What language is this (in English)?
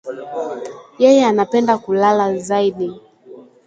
Swahili